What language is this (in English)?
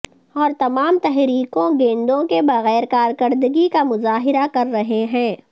Urdu